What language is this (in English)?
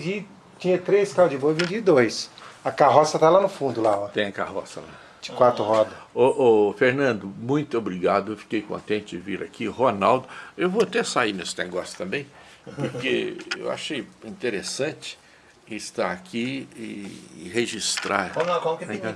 Portuguese